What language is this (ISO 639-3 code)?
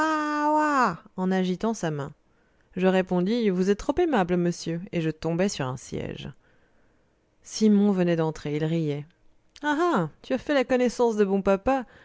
fra